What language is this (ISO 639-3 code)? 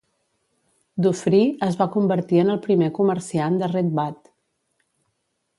cat